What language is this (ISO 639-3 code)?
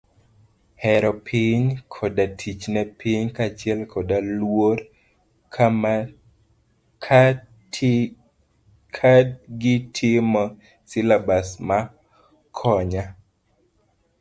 luo